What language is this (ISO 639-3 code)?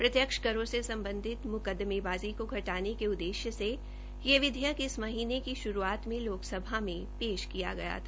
hin